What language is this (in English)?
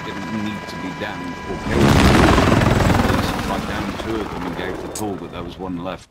English